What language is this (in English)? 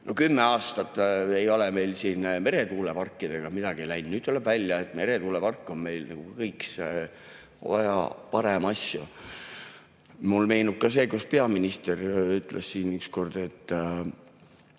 Estonian